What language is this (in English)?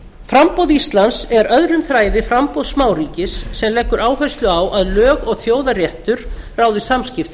Icelandic